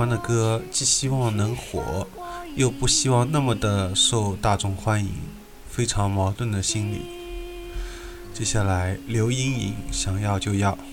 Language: Chinese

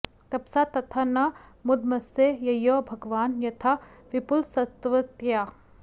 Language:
Sanskrit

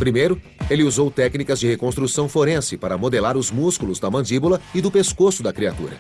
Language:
Portuguese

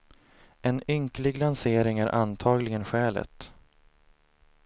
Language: Swedish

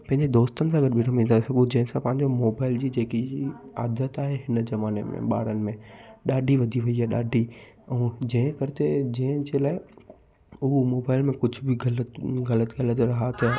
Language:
Sindhi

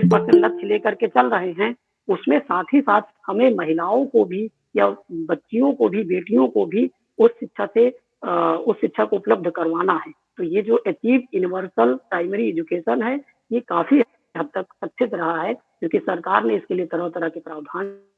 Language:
Hindi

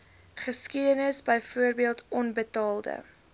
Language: Afrikaans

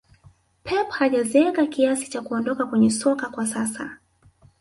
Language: Swahili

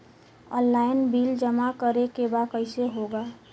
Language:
Bhojpuri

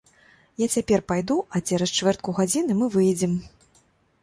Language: Belarusian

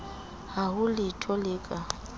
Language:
Southern Sotho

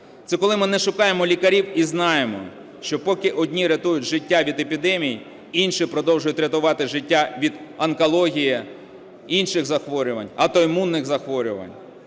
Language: Ukrainian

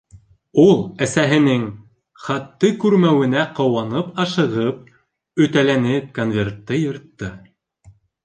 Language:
Bashkir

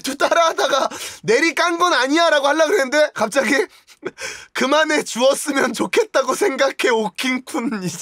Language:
Korean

